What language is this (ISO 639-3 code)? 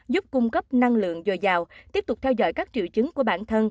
vie